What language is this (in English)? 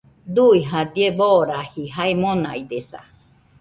Nüpode Huitoto